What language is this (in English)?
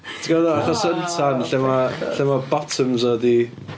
Welsh